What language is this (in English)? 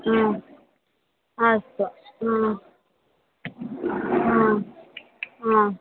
Sanskrit